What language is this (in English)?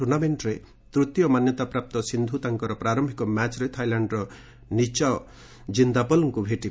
Odia